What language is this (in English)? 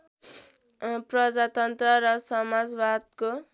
Nepali